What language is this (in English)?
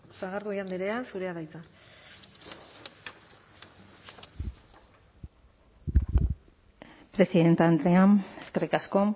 Basque